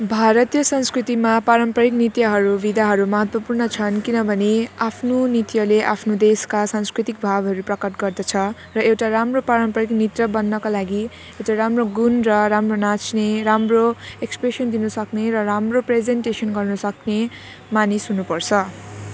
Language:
Nepali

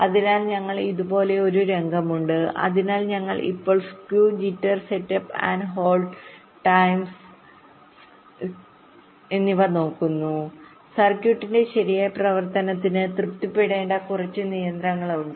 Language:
Malayalam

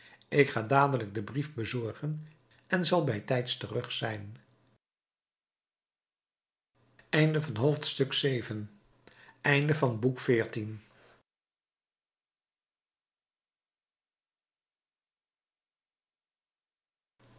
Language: Dutch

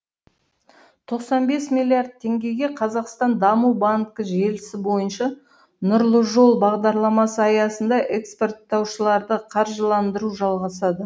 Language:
Kazakh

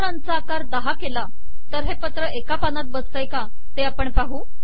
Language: Marathi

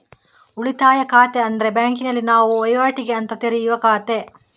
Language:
Kannada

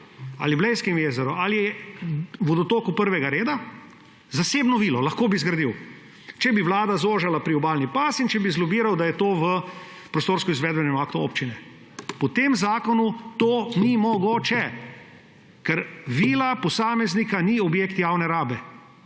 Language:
Slovenian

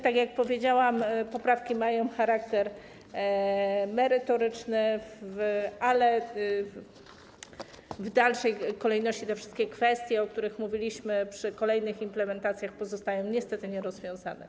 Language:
Polish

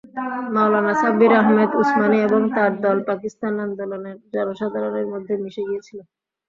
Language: Bangla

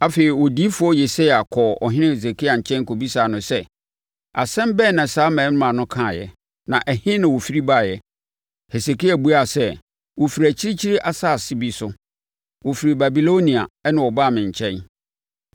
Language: Akan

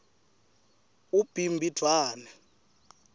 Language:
Swati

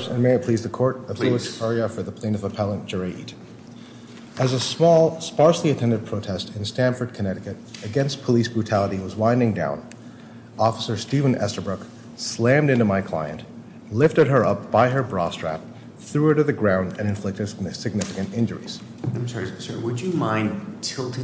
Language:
English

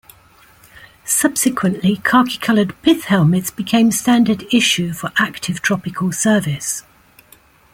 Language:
English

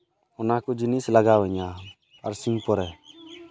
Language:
Santali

